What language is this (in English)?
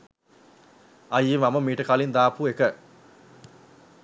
Sinhala